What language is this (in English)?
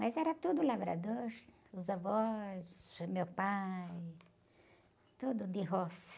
Portuguese